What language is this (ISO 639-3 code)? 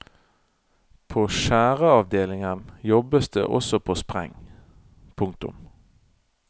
nor